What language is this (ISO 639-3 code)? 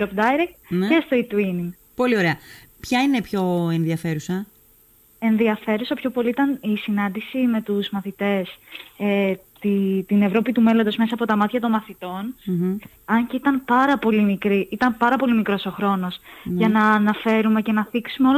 ell